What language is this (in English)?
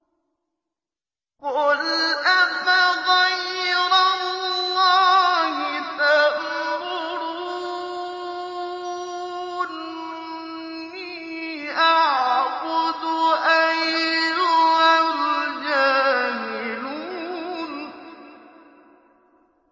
Arabic